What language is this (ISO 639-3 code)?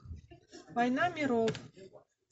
rus